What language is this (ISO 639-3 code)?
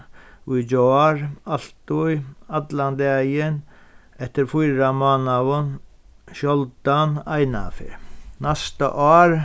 fao